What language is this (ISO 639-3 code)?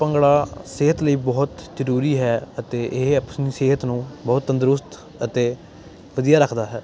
pan